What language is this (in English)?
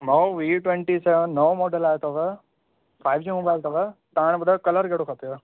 Sindhi